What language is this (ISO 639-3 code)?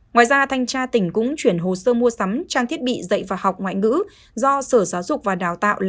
vie